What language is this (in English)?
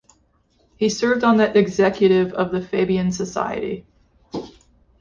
English